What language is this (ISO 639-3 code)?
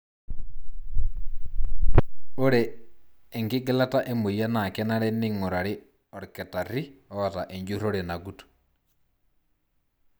mas